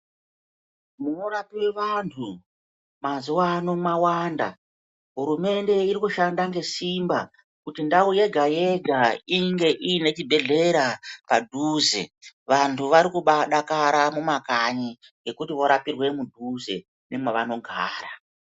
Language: Ndau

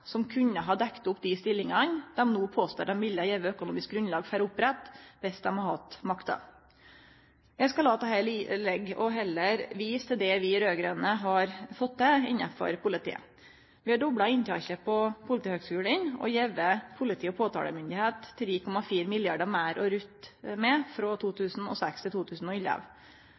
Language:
Norwegian Nynorsk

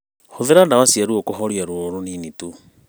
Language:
Kikuyu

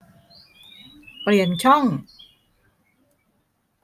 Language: Thai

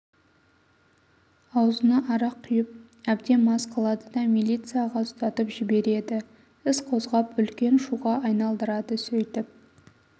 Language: Kazakh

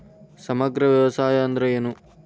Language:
Kannada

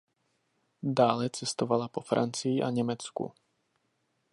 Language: Czech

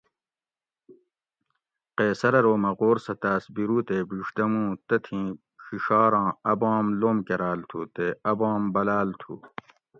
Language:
Gawri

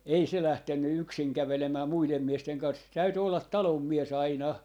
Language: Finnish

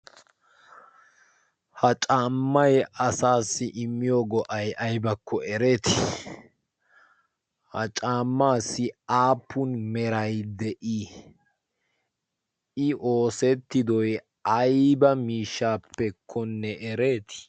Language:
Wolaytta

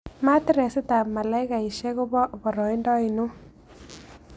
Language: Kalenjin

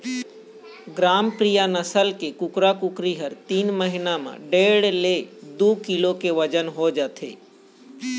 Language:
Chhattisgarhi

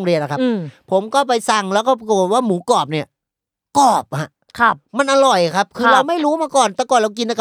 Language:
Thai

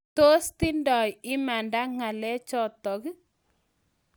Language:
Kalenjin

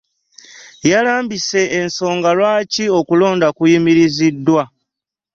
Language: Ganda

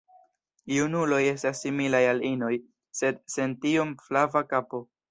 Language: Esperanto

